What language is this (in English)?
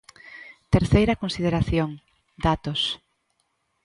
Galician